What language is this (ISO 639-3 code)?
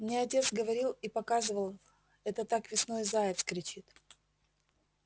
rus